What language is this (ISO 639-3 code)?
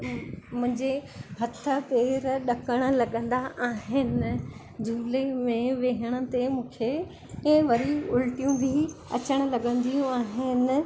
snd